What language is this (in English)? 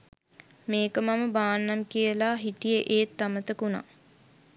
Sinhala